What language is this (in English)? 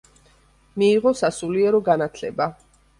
Georgian